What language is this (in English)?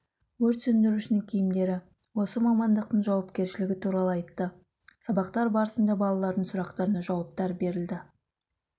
Kazakh